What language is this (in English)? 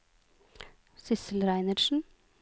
Norwegian